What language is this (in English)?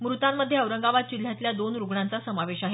Marathi